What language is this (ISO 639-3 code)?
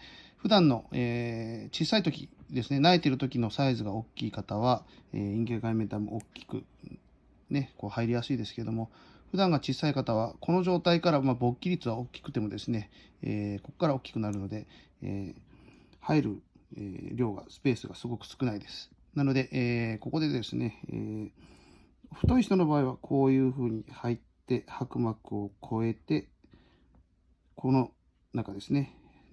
jpn